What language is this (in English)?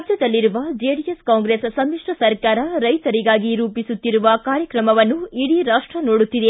Kannada